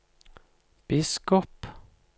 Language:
Norwegian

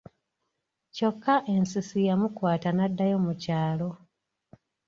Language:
Ganda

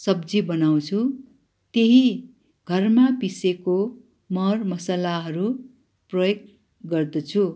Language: Nepali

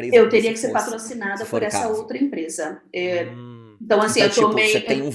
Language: Portuguese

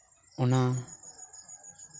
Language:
Santali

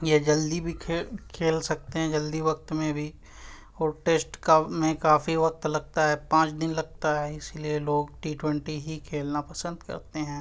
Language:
Urdu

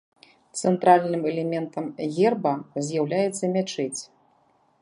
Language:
Belarusian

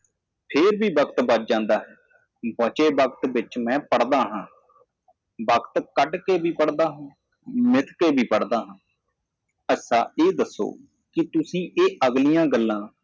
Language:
Punjabi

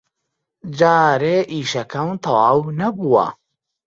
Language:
Central Kurdish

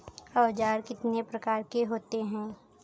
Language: Hindi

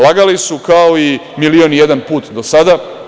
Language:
Serbian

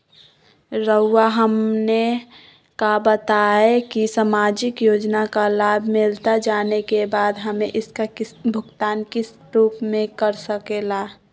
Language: Magahi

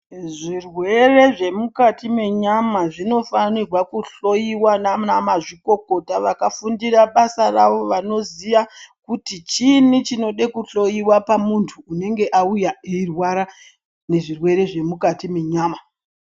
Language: Ndau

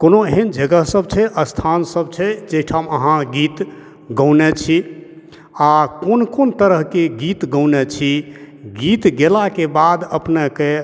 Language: Maithili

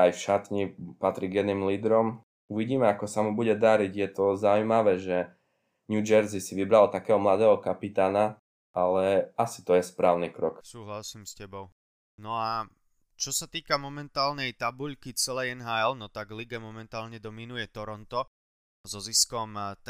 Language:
Slovak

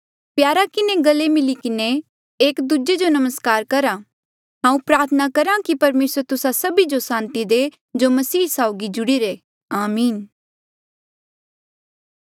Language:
Mandeali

